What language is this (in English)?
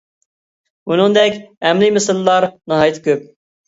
Uyghur